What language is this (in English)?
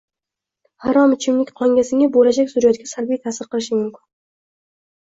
Uzbek